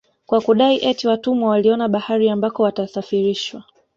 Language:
Swahili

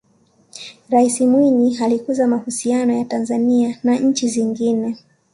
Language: Swahili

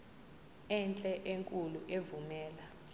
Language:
Zulu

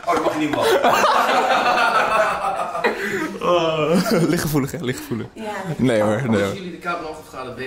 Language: Dutch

